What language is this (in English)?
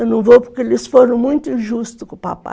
Portuguese